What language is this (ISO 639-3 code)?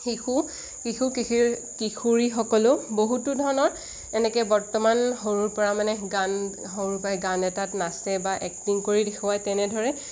asm